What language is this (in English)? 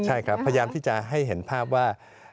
Thai